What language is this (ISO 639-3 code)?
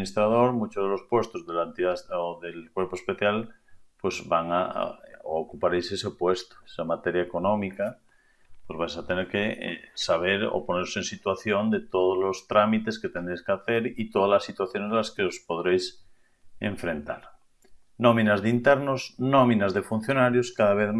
spa